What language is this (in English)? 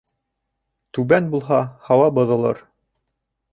Bashkir